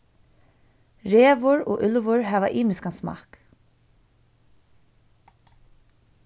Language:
Faroese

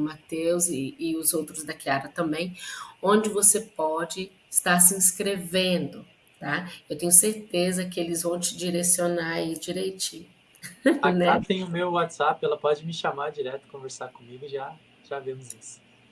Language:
Portuguese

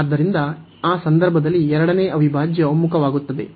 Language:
Kannada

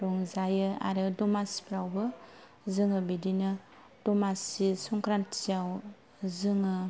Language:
Bodo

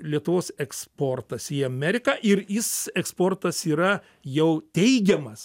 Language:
Lithuanian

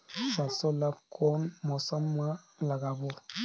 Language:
Chhattisgarhi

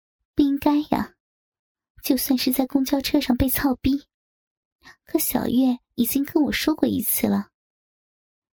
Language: Chinese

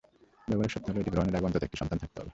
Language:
Bangla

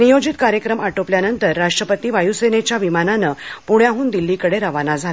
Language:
Marathi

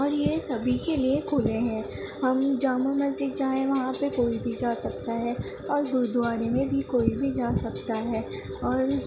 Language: Urdu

